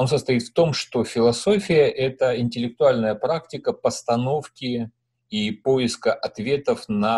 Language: Russian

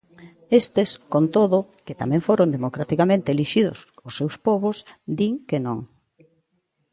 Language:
Galician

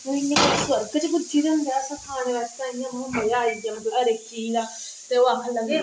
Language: Dogri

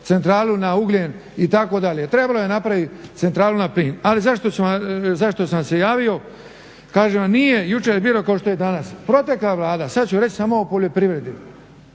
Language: Croatian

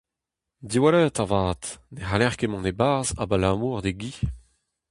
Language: Breton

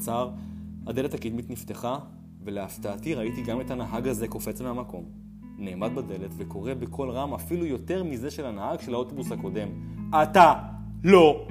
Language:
Hebrew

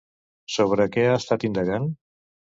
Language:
Catalan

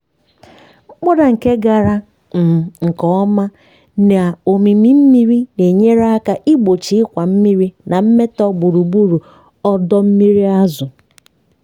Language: Igbo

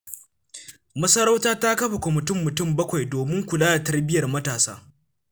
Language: Hausa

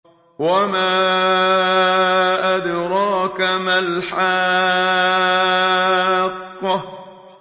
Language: Arabic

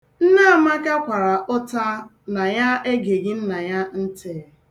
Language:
Igbo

